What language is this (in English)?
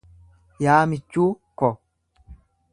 Oromo